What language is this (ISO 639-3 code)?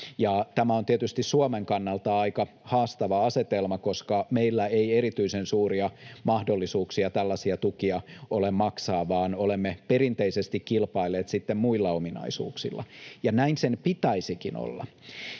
fin